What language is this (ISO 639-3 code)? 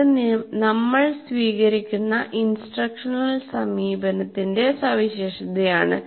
mal